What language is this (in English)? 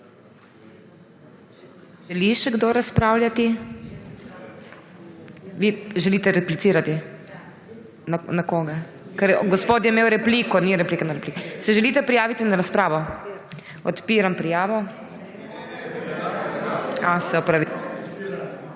Slovenian